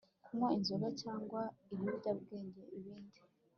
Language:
Kinyarwanda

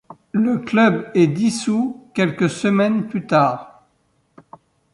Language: French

